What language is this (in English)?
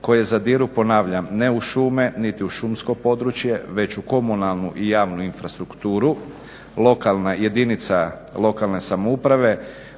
Croatian